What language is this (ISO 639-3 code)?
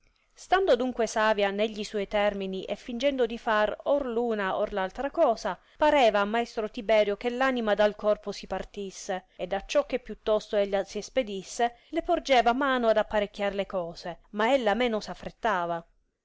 ita